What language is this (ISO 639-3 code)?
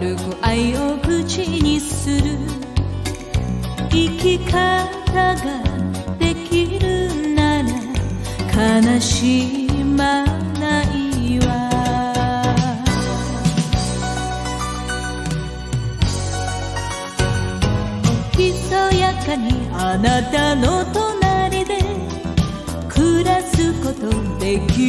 ron